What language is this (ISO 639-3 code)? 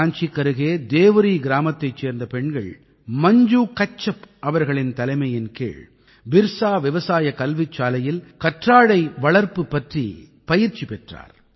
tam